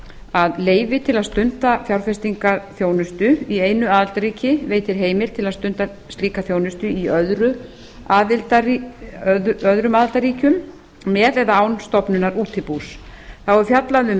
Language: Icelandic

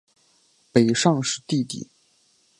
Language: Chinese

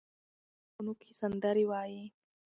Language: Pashto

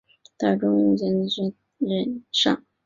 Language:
Chinese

